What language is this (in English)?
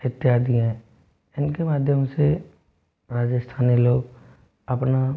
Hindi